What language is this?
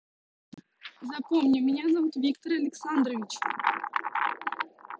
Russian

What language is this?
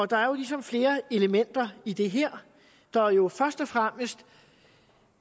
Danish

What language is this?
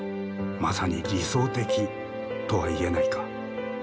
Japanese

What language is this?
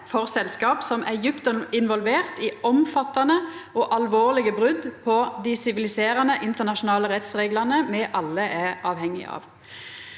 Norwegian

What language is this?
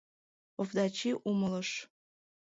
Mari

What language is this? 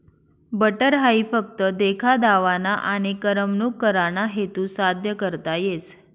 Marathi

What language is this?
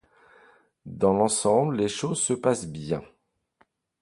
French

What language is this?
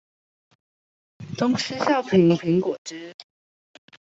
Chinese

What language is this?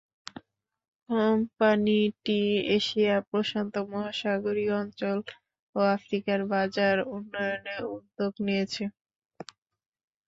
Bangla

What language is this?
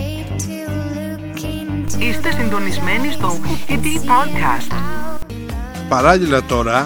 Greek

